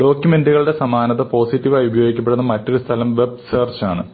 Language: Malayalam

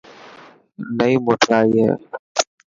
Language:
Dhatki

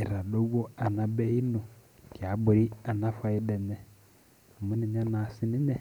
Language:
Masai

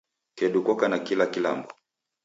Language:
Taita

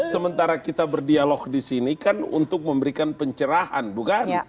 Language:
Indonesian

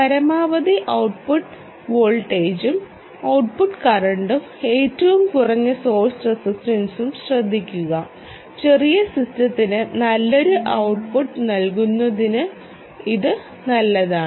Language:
Malayalam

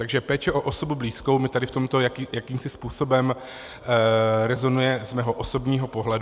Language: Czech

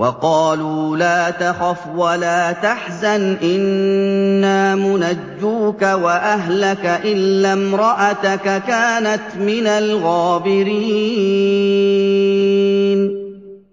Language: Arabic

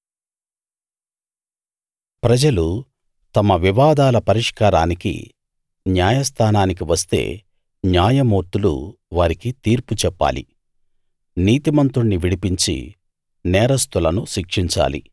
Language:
Telugu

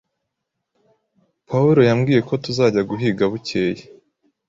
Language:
Kinyarwanda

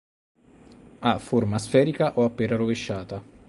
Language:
Italian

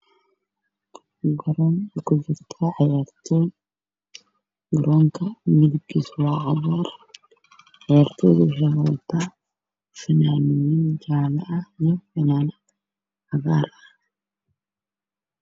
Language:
Somali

